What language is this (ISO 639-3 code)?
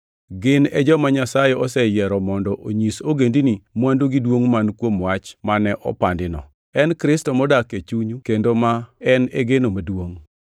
luo